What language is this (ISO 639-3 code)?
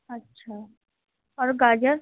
urd